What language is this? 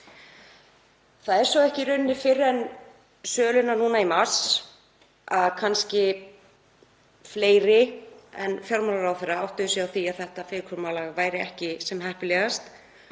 Icelandic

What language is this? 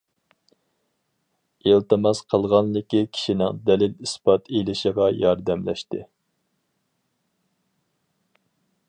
Uyghur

